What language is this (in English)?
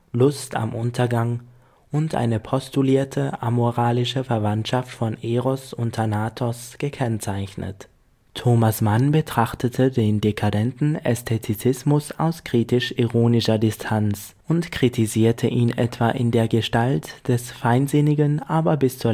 German